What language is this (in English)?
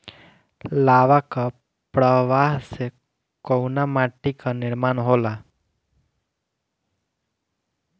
Bhojpuri